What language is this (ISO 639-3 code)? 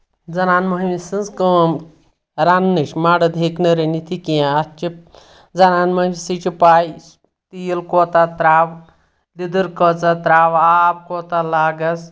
kas